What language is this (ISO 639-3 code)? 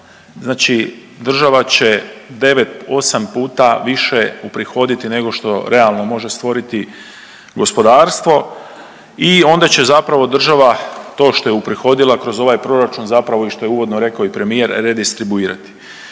hrv